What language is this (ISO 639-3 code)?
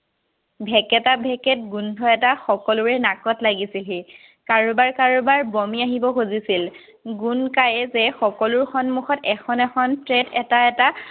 asm